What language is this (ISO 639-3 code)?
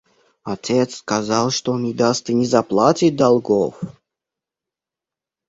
rus